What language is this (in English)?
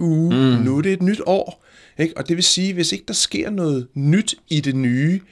Danish